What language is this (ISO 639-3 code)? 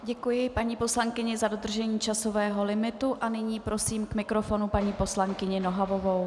ces